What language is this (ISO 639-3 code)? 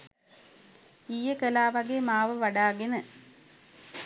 sin